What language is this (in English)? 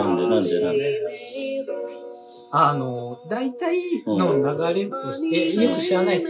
Japanese